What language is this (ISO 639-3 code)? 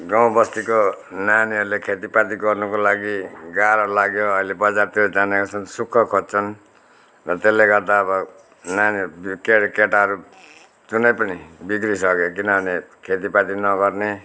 nep